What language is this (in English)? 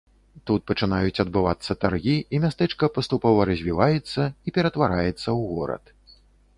Belarusian